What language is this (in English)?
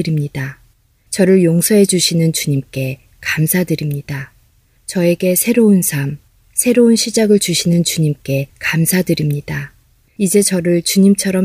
Korean